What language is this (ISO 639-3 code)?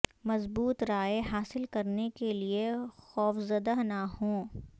urd